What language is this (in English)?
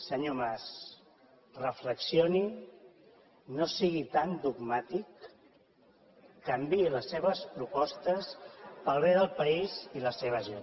Catalan